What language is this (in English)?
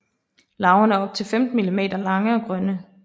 Danish